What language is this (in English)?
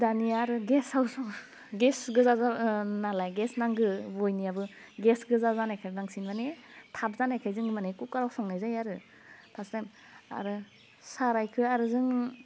Bodo